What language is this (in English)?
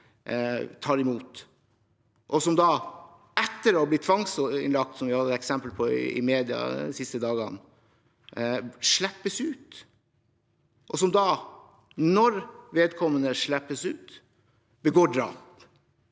Norwegian